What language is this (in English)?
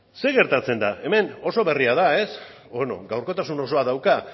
Basque